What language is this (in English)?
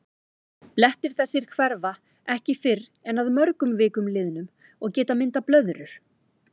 Icelandic